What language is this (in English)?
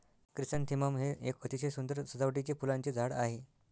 Marathi